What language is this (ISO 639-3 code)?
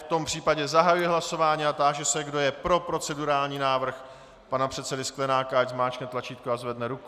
ces